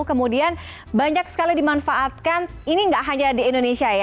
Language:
Indonesian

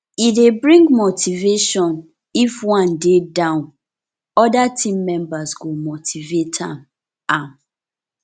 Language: Nigerian Pidgin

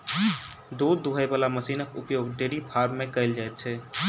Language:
Maithili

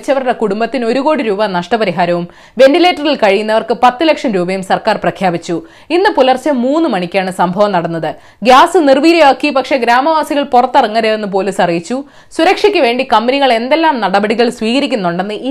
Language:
Malayalam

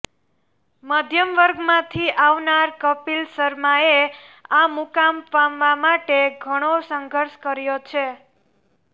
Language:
Gujarati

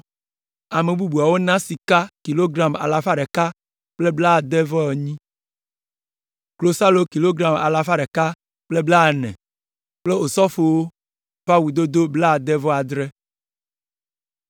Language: Ewe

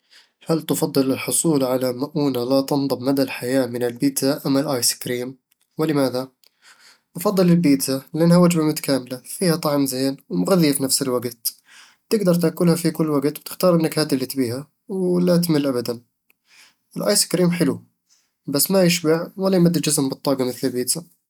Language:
Eastern Egyptian Bedawi Arabic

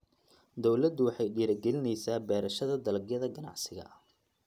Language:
Somali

